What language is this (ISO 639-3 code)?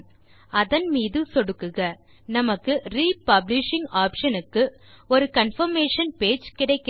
tam